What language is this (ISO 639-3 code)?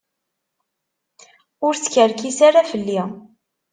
kab